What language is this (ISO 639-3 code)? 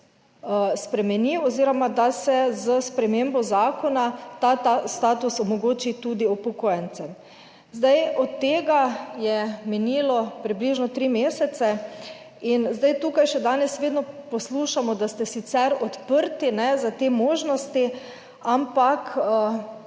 slv